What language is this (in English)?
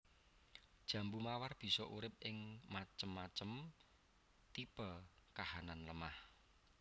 Javanese